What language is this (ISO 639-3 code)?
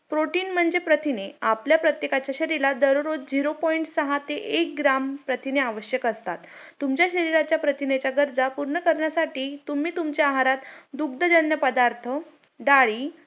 mar